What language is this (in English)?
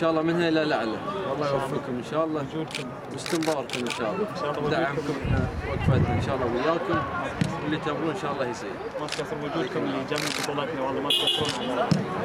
Arabic